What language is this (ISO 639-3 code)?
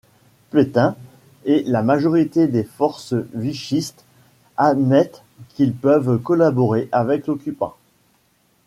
fra